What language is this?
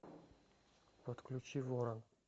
Russian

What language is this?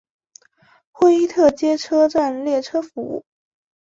Chinese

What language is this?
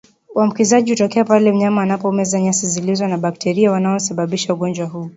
Swahili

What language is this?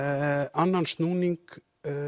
Icelandic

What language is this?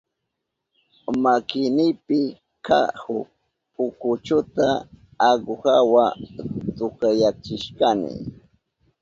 Southern Pastaza Quechua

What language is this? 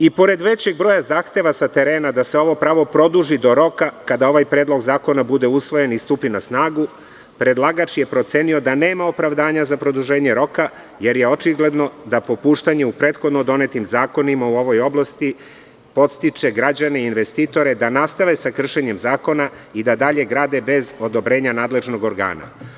Serbian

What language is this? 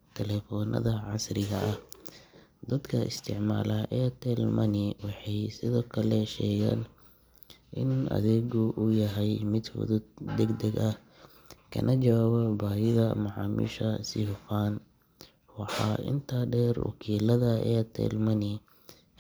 Somali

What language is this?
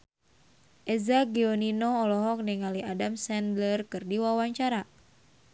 Sundanese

